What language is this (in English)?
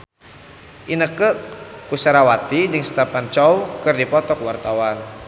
Sundanese